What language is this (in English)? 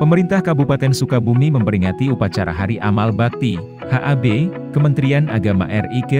Indonesian